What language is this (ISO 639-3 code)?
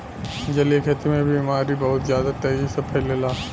bho